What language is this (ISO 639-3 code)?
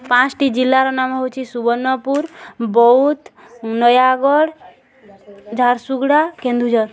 ori